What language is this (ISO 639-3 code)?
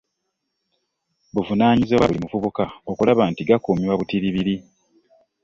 lug